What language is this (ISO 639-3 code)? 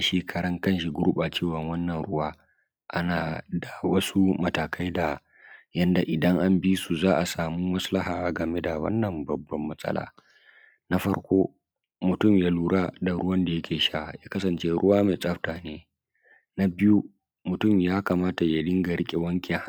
hau